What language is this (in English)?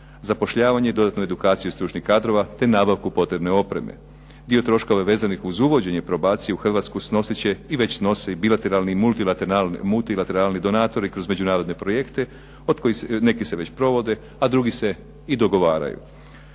Croatian